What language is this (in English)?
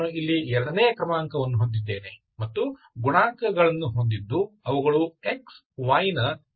Kannada